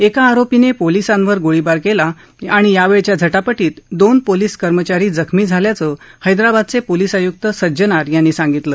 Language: Marathi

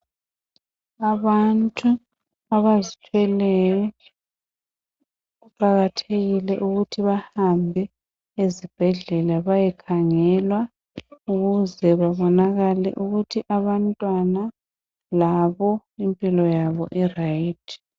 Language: North Ndebele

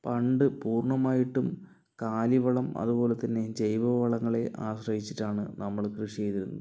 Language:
Malayalam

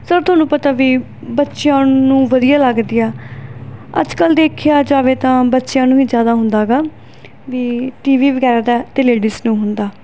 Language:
Punjabi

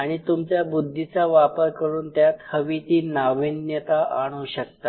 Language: Marathi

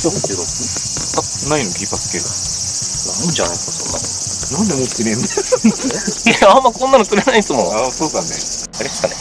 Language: Japanese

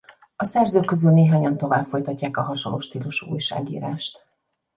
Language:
Hungarian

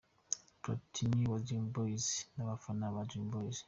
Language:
Kinyarwanda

